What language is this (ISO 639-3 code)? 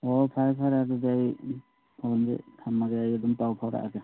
mni